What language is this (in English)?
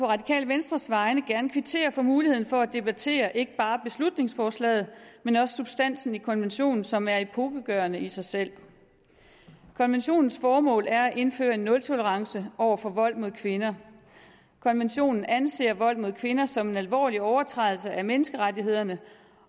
Danish